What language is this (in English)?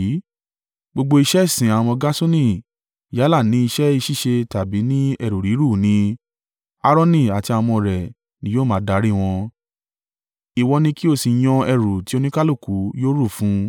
Yoruba